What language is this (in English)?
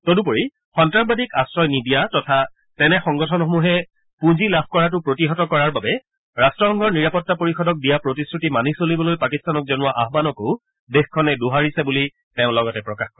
Assamese